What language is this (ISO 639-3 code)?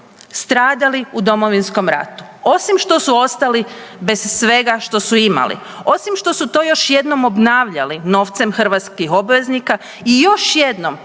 hrv